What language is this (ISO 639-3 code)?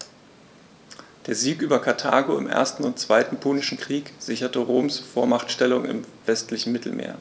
deu